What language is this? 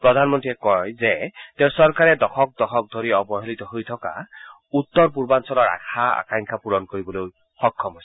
Assamese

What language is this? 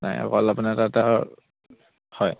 Assamese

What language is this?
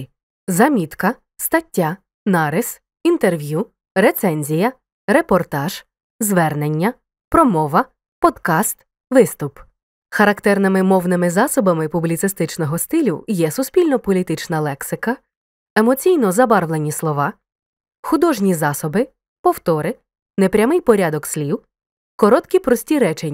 Ukrainian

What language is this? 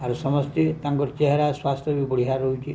Odia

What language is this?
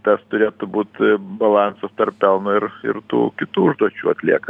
Lithuanian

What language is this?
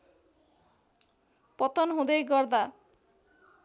Nepali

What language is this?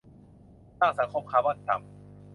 Thai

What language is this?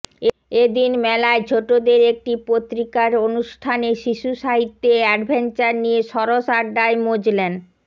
Bangla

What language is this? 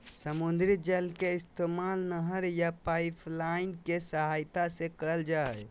Magahi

